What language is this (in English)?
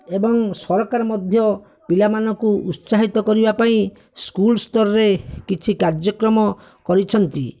Odia